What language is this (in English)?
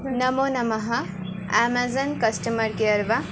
Sanskrit